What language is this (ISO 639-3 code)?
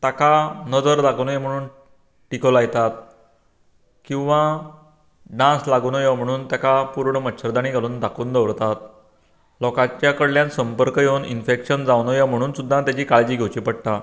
kok